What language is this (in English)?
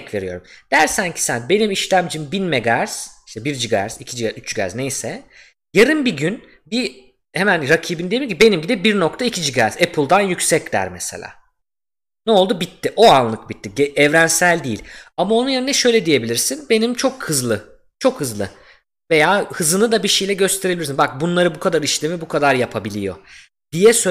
Turkish